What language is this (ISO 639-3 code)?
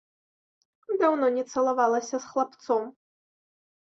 bel